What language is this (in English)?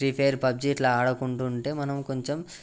Telugu